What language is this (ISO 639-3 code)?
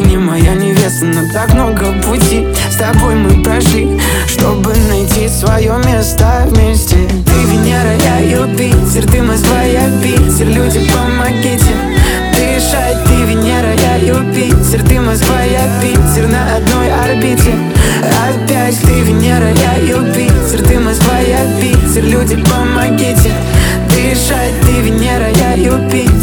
rus